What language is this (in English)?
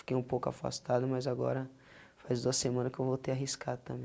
Portuguese